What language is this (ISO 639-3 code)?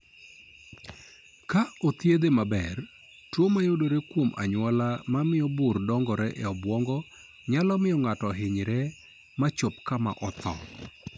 luo